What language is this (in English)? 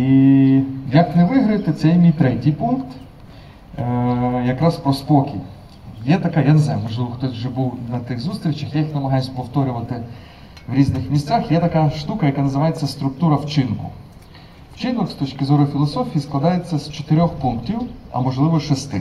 Ukrainian